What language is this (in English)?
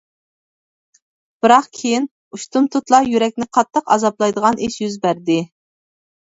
Uyghur